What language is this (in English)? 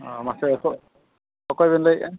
Santali